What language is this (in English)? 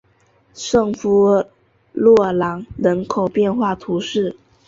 Chinese